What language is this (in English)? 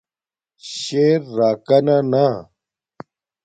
Domaaki